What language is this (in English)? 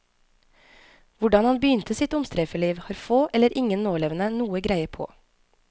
Norwegian